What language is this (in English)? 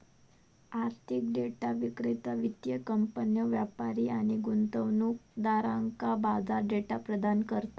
Marathi